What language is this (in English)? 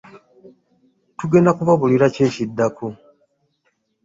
Ganda